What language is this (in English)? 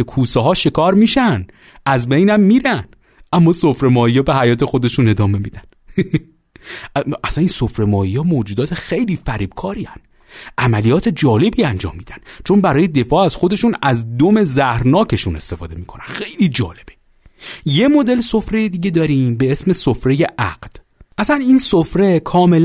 Persian